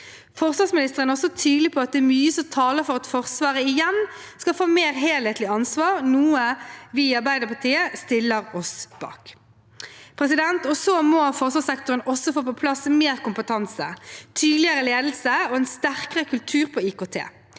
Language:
Norwegian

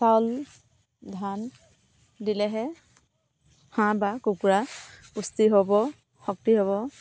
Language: Assamese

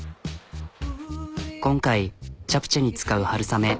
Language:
Japanese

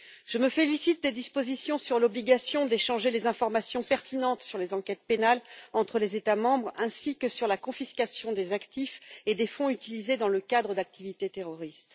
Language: French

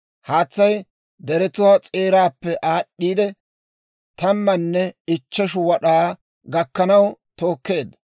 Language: Dawro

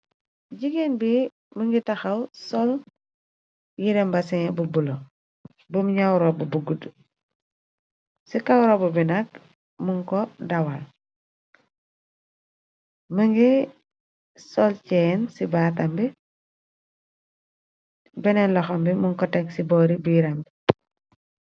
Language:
Wolof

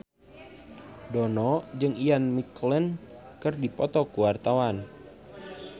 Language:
Sundanese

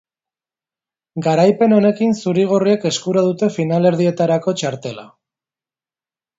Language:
Basque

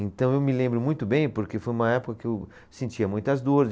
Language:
Portuguese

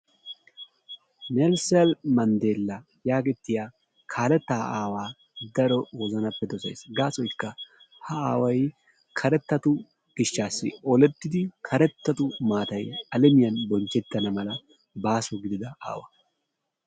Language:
Wolaytta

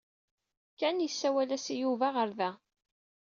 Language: Kabyle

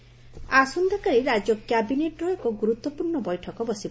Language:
Odia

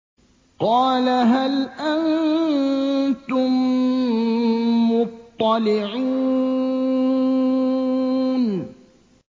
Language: Arabic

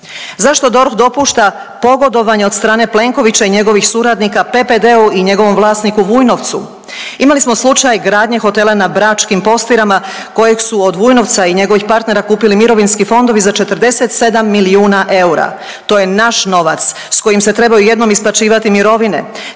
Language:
Croatian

